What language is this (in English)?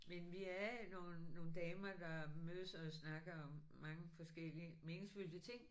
Danish